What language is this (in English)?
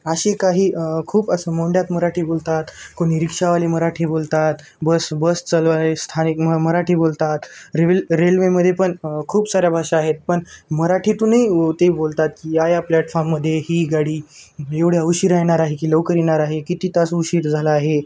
Marathi